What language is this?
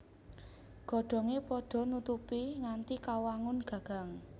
Javanese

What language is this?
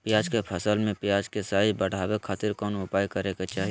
Magahi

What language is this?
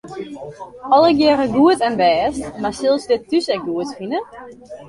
Western Frisian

